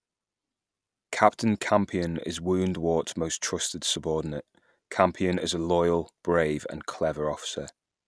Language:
English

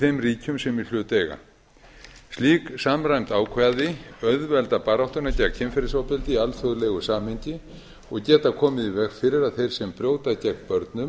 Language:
Icelandic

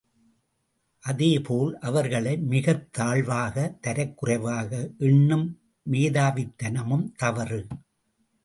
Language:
Tamil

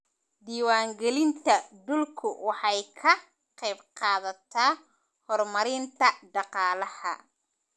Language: Somali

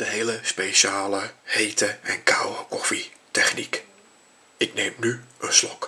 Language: Dutch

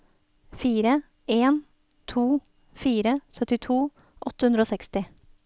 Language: Norwegian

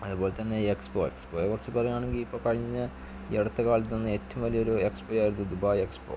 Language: Malayalam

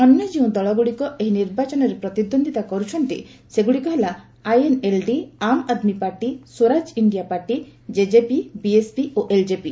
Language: Odia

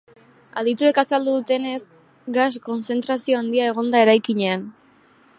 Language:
Basque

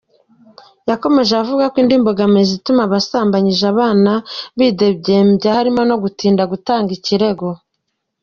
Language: Kinyarwanda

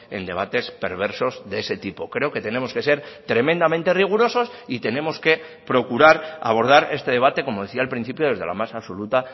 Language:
Spanish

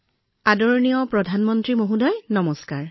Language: Assamese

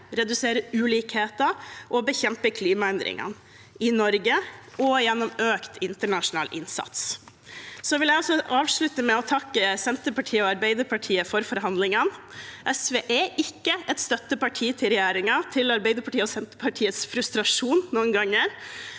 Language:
Norwegian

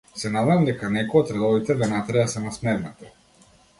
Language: Macedonian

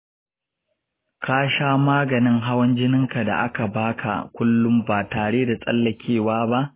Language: Hausa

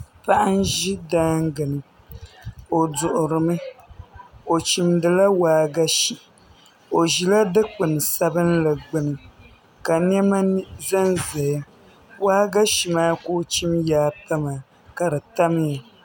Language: Dagbani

